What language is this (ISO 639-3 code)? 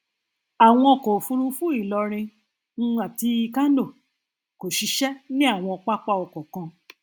yor